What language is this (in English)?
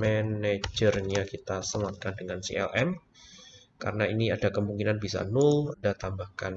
Indonesian